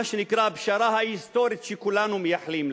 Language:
Hebrew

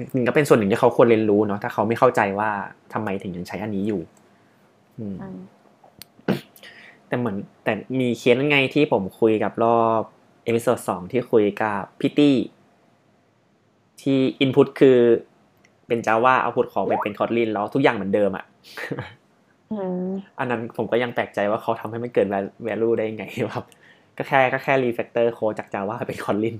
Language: Thai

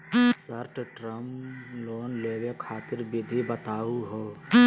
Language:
Magahi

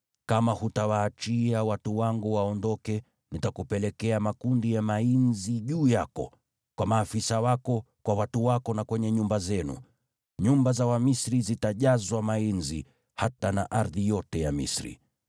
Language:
Swahili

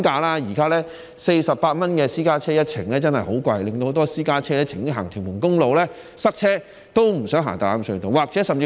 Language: Cantonese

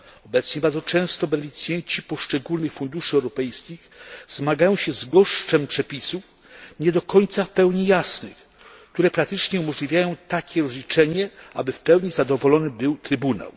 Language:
Polish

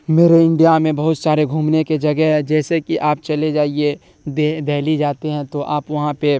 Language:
Urdu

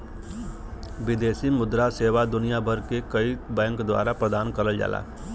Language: Bhojpuri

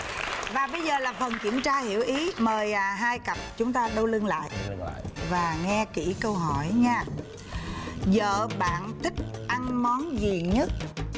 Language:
Vietnamese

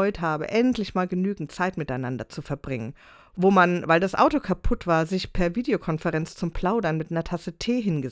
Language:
German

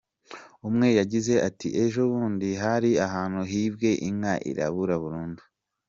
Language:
Kinyarwanda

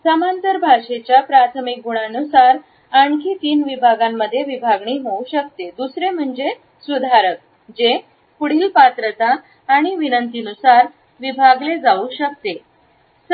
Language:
Marathi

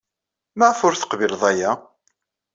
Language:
Kabyle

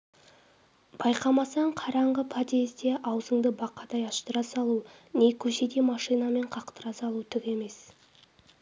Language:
Kazakh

